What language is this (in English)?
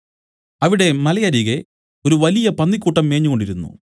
Malayalam